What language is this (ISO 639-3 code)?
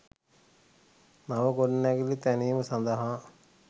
sin